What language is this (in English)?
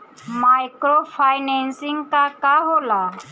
Bhojpuri